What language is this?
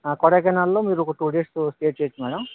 Telugu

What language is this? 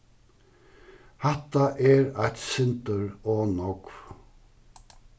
Faroese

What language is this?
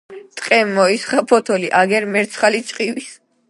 Georgian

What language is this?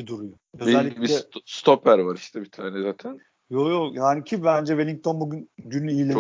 Turkish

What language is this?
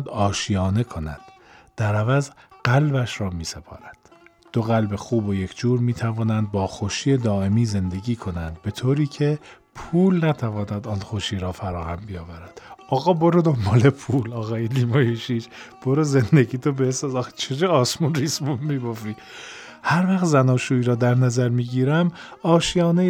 Persian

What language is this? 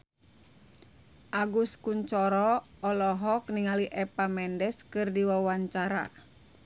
Sundanese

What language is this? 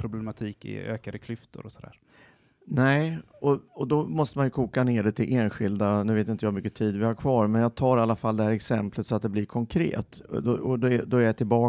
Swedish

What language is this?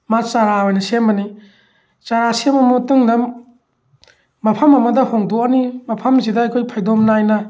Manipuri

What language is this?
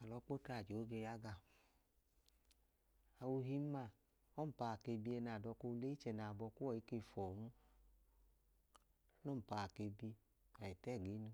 Idoma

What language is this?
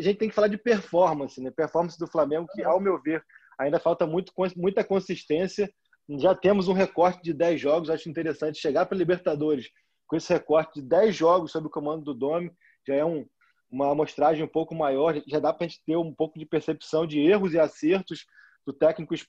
Portuguese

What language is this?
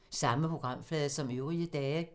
Danish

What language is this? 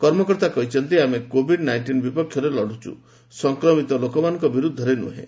Odia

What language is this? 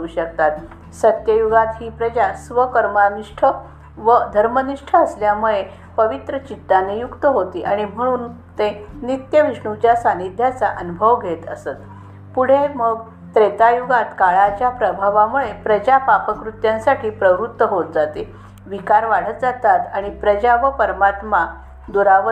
Marathi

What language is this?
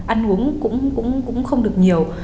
Vietnamese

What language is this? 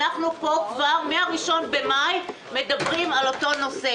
Hebrew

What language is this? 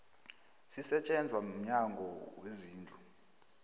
South Ndebele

